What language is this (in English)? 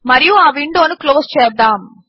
Telugu